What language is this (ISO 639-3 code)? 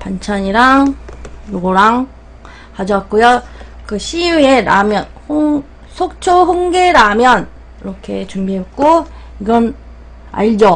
kor